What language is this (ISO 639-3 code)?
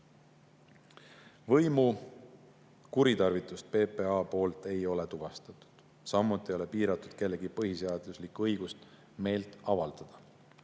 est